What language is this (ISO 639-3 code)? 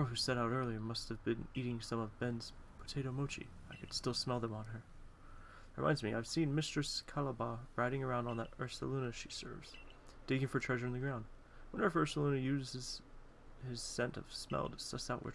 eng